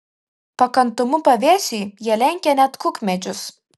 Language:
Lithuanian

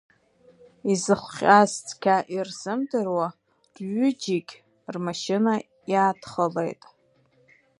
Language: Abkhazian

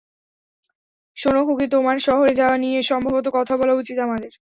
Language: Bangla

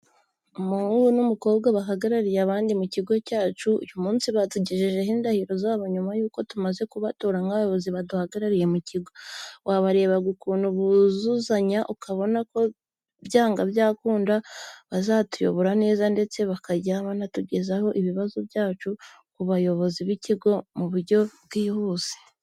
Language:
Kinyarwanda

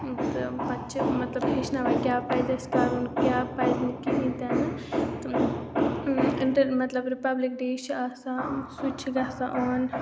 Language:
Kashmiri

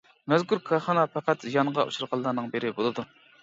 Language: Uyghur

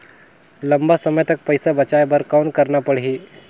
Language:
Chhattisgarhi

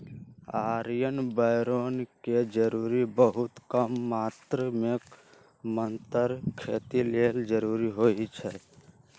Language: Magahi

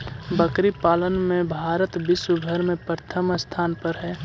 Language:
Magahi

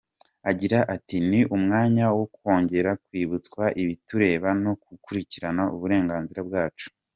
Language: Kinyarwanda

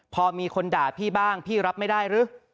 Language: Thai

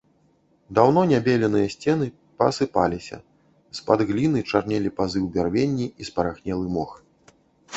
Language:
Belarusian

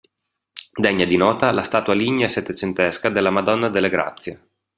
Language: Italian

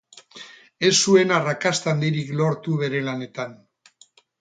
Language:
Basque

